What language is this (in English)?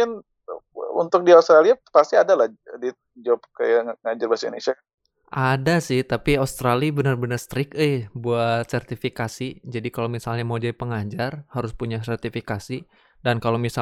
Indonesian